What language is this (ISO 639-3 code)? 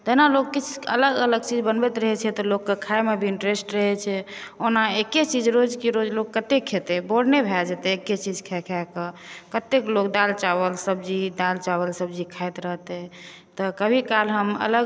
mai